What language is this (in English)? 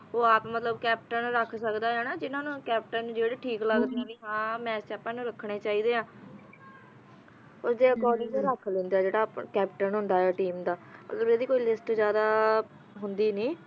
Punjabi